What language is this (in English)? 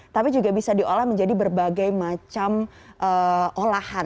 Indonesian